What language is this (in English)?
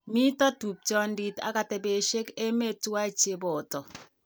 Kalenjin